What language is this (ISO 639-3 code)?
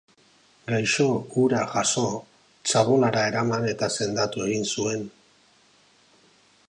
eus